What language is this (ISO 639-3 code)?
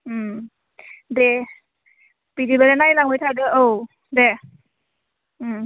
brx